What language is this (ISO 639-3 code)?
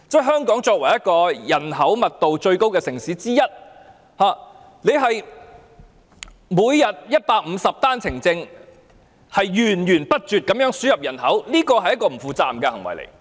yue